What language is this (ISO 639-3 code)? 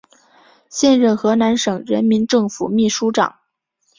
zho